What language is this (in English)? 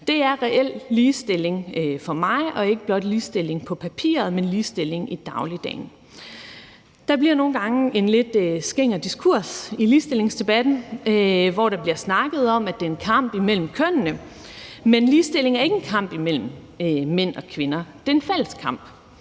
Danish